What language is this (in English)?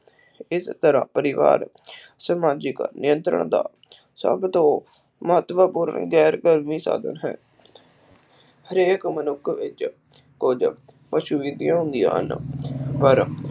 Punjabi